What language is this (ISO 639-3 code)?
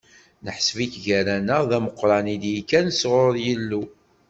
kab